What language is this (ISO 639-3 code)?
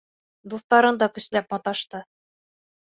bak